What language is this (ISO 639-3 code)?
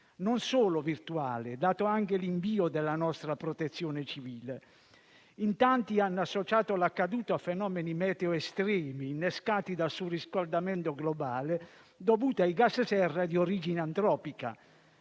ita